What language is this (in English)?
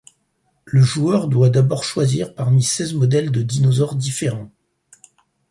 French